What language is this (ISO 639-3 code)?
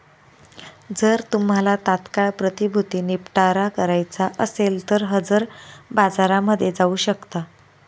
mar